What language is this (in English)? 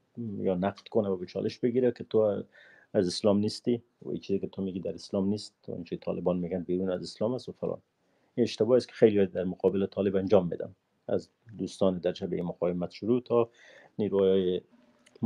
Persian